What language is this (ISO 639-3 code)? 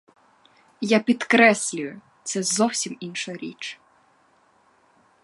ukr